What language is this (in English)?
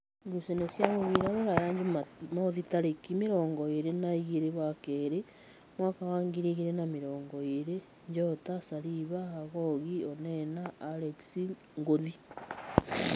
Kikuyu